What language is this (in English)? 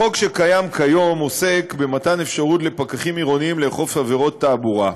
Hebrew